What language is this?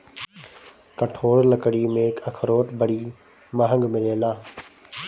Bhojpuri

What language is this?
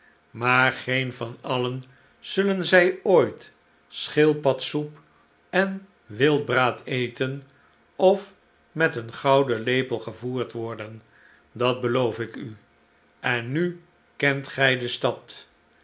Dutch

